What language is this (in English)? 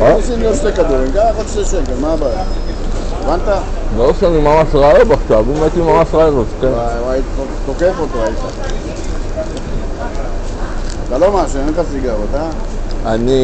Hebrew